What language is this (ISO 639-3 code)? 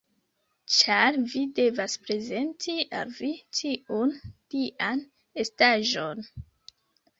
epo